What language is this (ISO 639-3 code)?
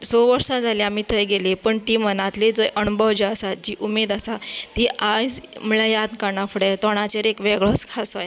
kok